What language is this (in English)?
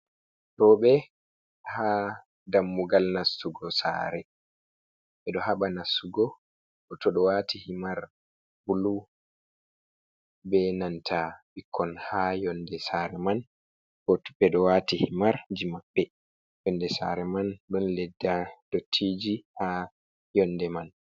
Fula